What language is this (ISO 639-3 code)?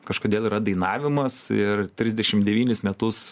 lit